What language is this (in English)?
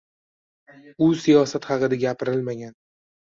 Uzbek